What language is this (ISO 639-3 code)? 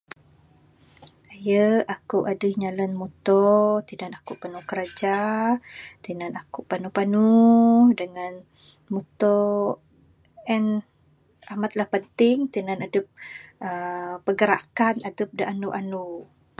sdo